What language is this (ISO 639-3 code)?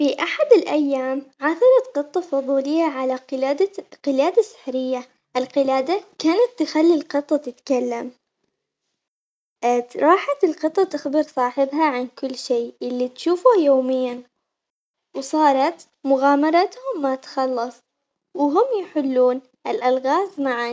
acx